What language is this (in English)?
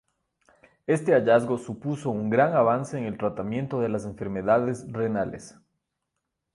Spanish